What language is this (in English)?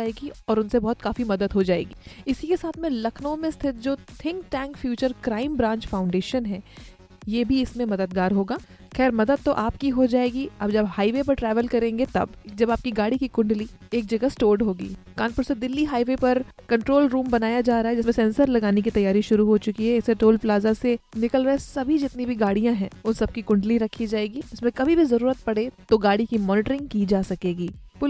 Hindi